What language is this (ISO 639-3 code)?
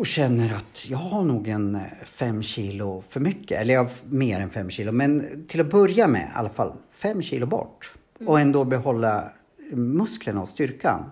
swe